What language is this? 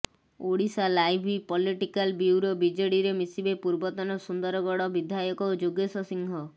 Odia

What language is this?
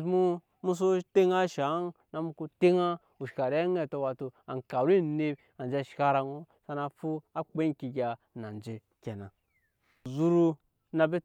Nyankpa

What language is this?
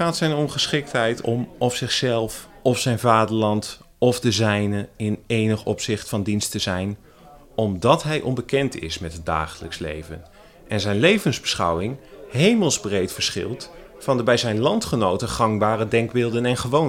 Dutch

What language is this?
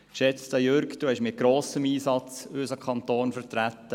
Swiss German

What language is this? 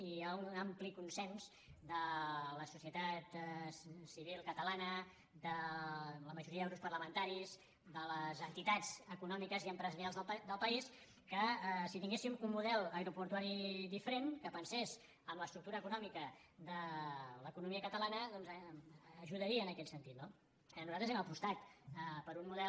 Catalan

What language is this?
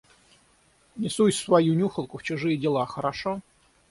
Russian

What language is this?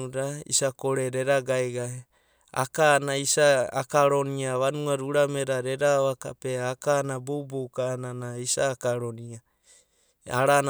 Abadi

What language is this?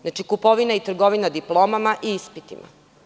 Serbian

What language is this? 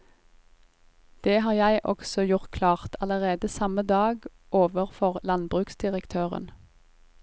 Norwegian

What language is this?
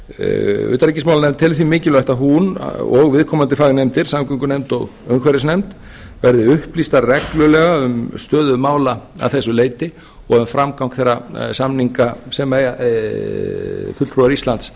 Icelandic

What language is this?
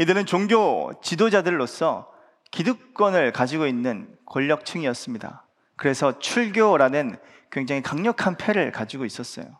Korean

